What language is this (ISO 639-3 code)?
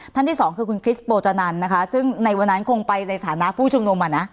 tha